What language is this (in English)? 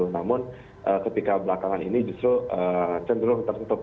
Indonesian